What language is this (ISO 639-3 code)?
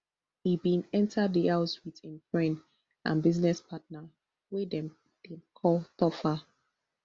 pcm